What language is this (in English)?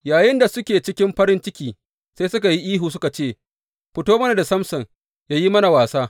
Hausa